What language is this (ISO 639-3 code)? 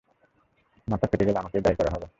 ben